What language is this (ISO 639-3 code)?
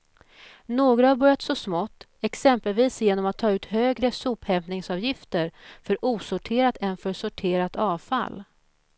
swe